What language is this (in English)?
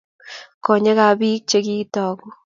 Kalenjin